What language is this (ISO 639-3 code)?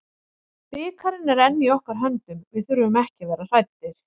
isl